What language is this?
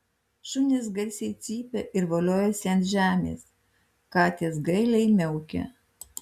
Lithuanian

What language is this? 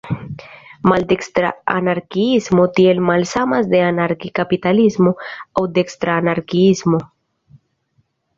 Esperanto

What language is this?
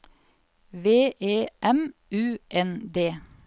Norwegian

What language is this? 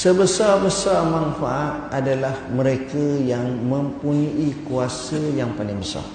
Malay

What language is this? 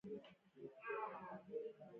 Pashto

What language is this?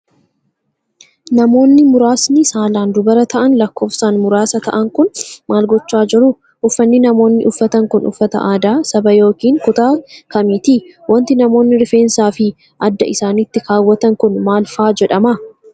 Oromo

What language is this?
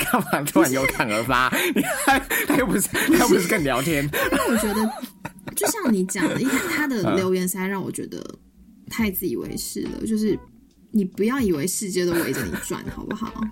Chinese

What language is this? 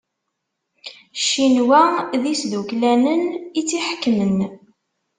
Kabyle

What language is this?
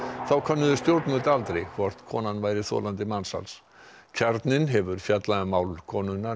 Icelandic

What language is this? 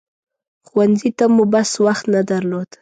Pashto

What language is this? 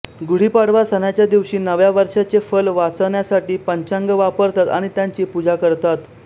Marathi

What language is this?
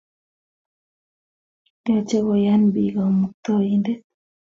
Kalenjin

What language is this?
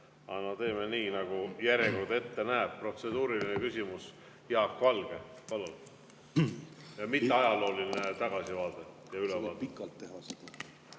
Estonian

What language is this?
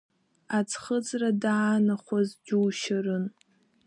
Abkhazian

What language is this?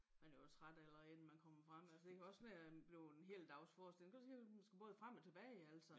Danish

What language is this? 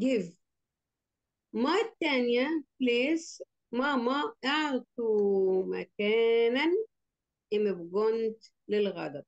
Arabic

